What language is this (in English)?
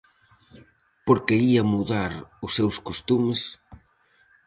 Galician